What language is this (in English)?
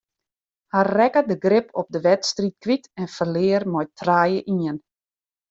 Western Frisian